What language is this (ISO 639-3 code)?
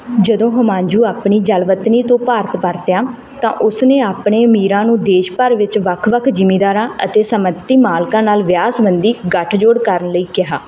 pan